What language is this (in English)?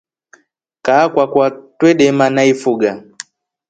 Rombo